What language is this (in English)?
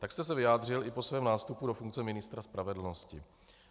Czech